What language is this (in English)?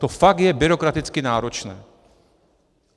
Czech